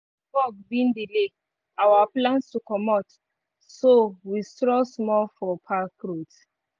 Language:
Nigerian Pidgin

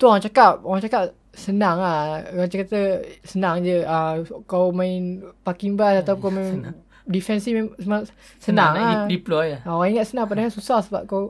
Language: Malay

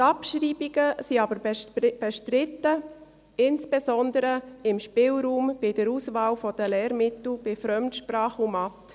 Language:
Swiss German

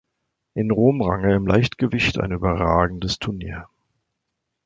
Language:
German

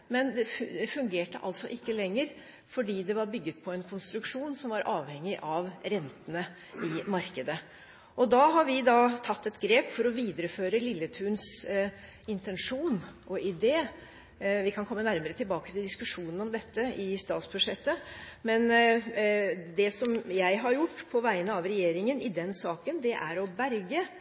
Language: Norwegian Bokmål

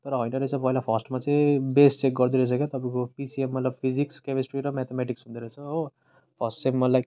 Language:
Nepali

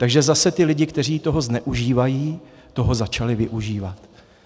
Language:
Czech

